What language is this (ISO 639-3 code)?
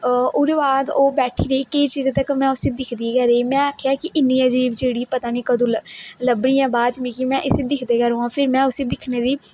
doi